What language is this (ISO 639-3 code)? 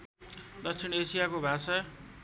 nep